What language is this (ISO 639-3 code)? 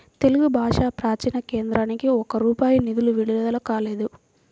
tel